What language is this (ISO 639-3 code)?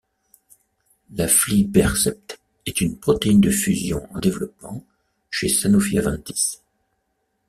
fra